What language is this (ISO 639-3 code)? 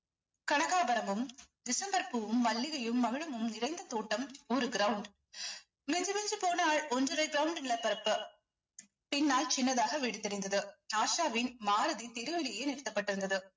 tam